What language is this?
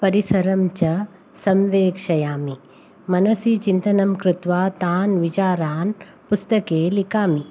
Sanskrit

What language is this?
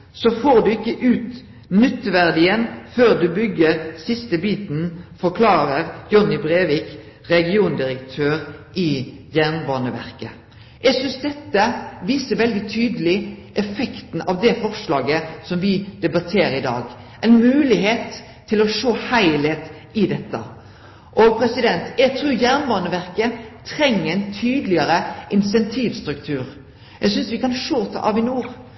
Norwegian Nynorsk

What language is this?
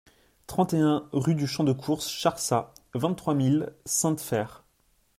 French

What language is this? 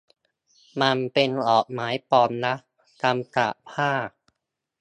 Thai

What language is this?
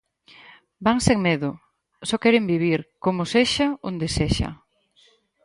Galician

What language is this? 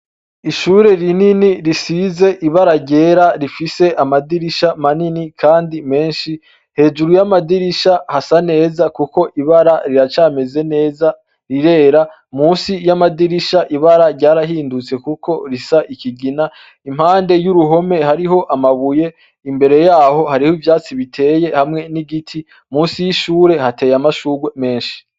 Rundi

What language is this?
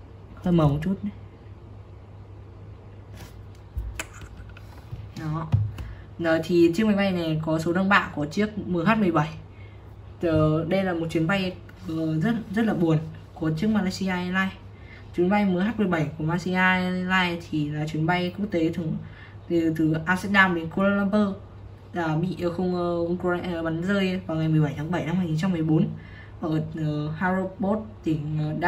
Vietnamese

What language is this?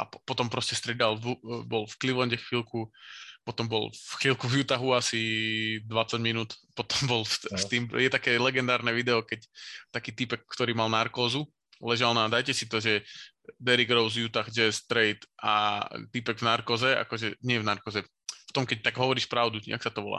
Slovak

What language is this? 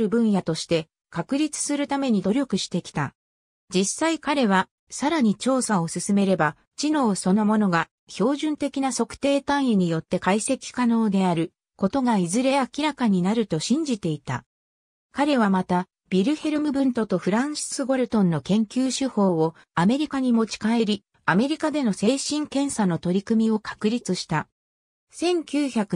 Japanese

